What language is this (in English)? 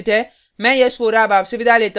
Hindi